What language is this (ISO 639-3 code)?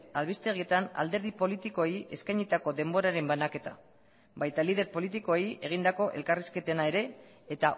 eus